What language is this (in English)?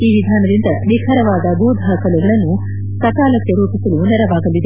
Kannada